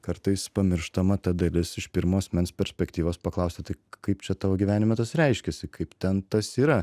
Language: Lithuanian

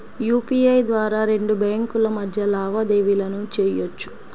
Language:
Telugu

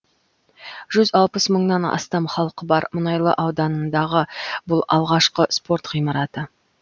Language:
Kazakh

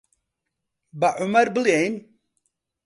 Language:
Central Kurdish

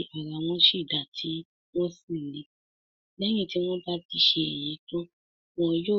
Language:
Yoruba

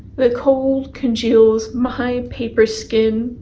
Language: English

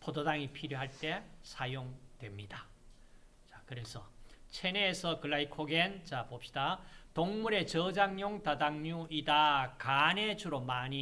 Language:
Korean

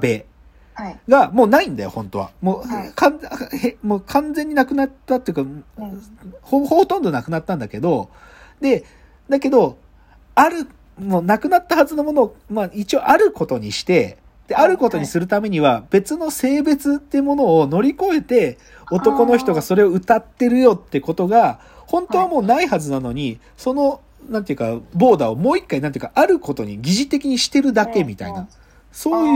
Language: Japanese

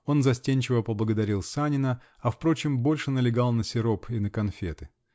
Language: Russian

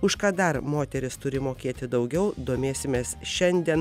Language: Lithuanian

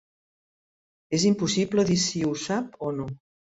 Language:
Catalan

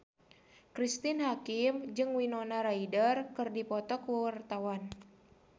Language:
Sundanese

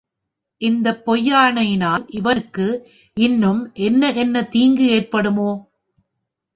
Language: Tamil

